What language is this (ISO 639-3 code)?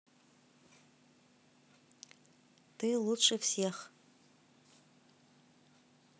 rus